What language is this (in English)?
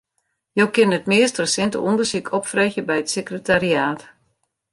Western Frisian